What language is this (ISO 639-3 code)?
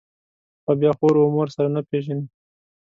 pus